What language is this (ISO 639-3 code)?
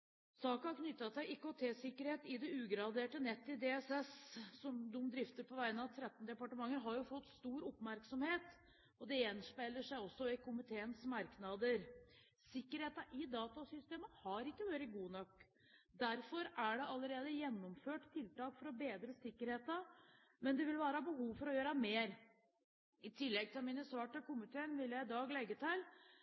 nob